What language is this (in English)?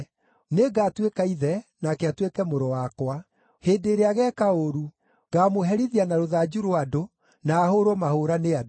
Kikuyu